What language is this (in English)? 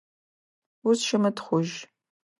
Adyghe